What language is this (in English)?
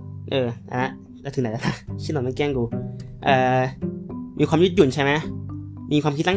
Thai